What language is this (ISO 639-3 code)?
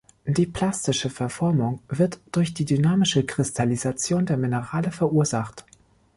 deu